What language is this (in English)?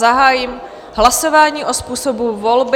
Czech